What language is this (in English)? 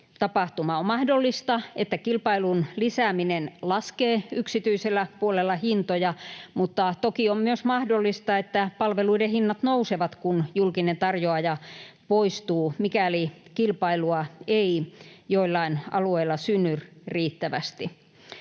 Finnish